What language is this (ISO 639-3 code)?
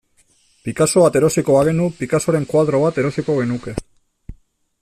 eus